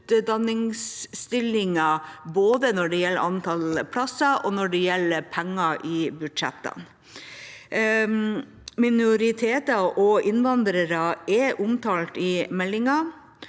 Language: Norwegian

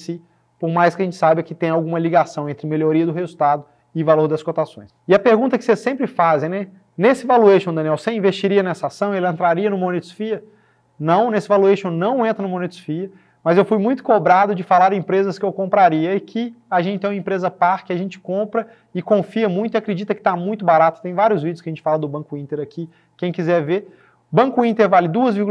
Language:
Portuguese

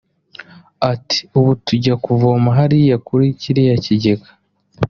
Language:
Kinyarwanda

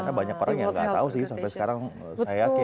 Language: Indonesian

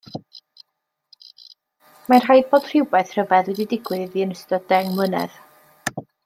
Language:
Welsh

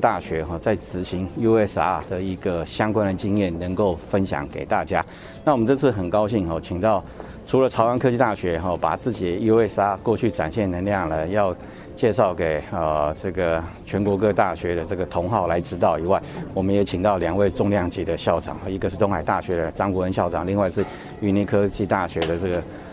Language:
Chinese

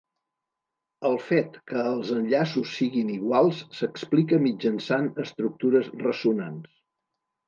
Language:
Catalan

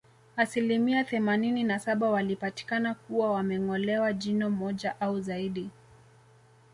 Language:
Swahili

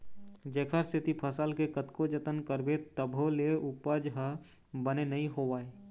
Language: Chhattisgarhi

